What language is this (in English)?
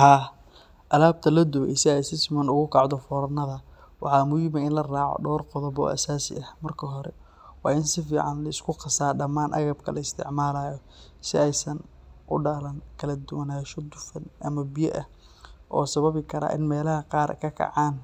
Somali